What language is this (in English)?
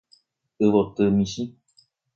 Guarani